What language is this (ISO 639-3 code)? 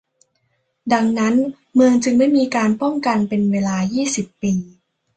tha